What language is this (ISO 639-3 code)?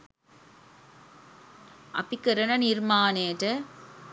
sin